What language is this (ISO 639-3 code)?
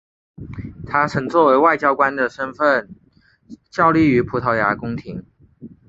zho